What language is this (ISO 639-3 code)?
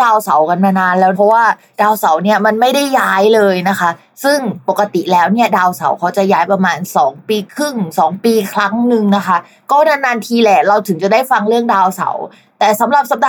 tha